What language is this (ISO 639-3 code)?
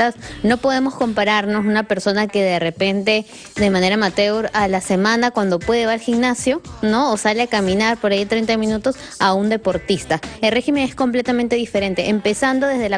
spa